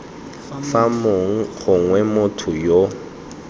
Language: Tswana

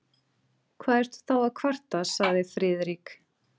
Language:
Icelandic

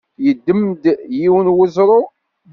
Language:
Kabyle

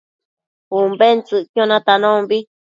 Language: Matsés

